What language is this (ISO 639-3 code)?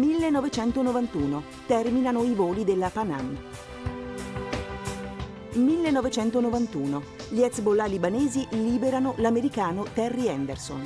ita